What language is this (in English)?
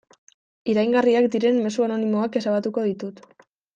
Basque